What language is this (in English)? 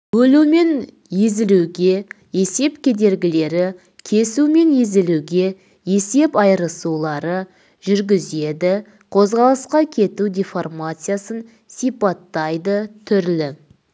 Kazakh